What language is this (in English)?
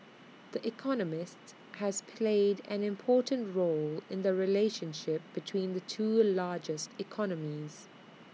English